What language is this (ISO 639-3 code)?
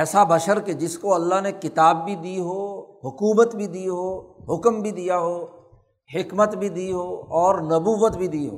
urd